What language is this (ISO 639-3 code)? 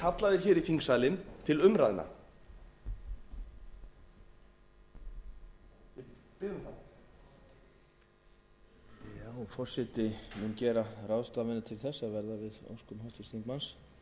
isl